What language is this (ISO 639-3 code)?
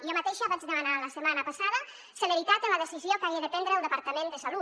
cat